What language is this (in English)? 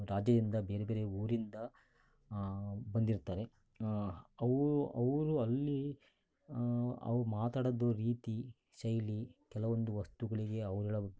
Kannada